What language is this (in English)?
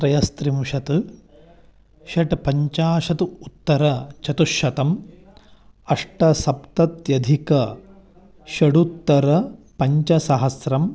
Sanskrit